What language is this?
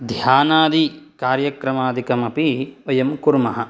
Sanskrit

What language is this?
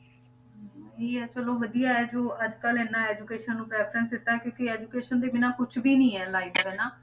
Punjabi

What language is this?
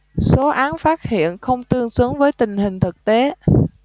Vietnamese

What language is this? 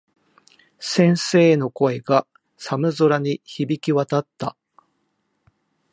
Japanese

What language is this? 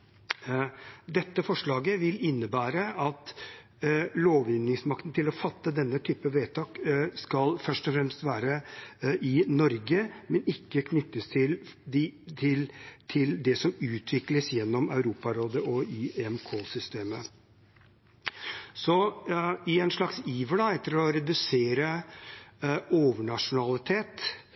Norwegian Bokmål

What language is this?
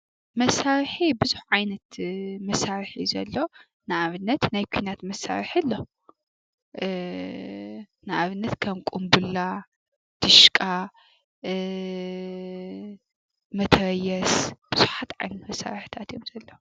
Tigrinya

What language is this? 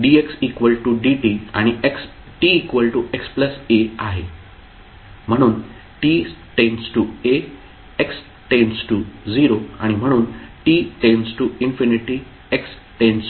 Marathi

